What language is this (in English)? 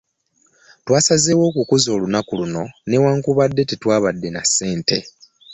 Ganda